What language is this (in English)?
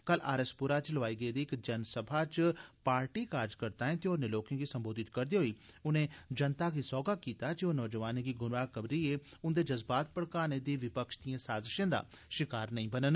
Dogri